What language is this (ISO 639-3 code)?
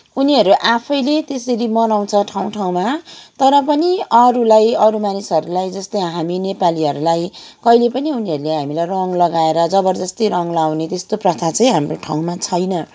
nep